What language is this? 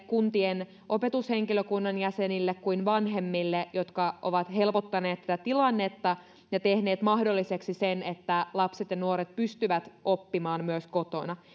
Finnish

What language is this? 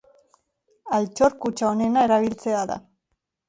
Basque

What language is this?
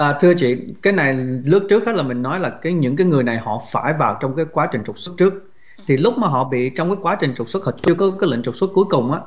Vietnamese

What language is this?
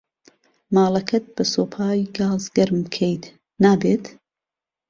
Central Kurdish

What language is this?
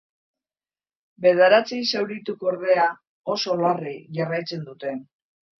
Basque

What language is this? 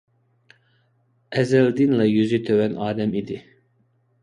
Uyghur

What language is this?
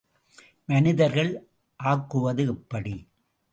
Tamil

